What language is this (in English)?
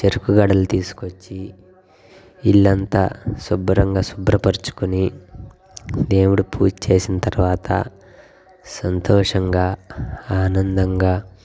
Telugu